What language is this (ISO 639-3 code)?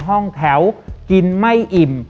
tha